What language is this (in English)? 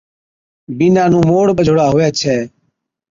Od